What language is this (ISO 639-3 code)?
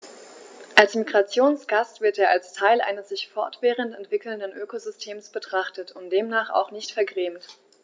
deu